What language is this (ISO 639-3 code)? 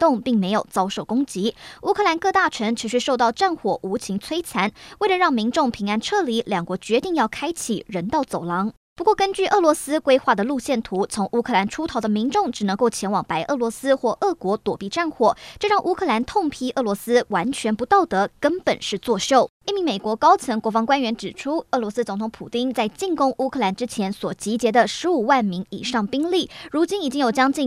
zho